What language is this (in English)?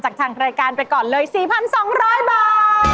Thai